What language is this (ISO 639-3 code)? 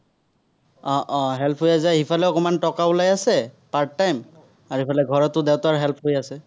asm